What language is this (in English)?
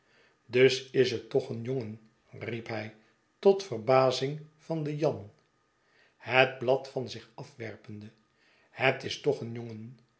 Dutch